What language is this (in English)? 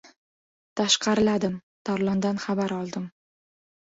Uzbek